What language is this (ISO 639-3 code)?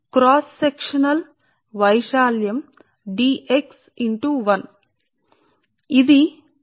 tel